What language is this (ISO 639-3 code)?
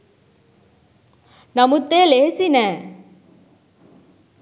sin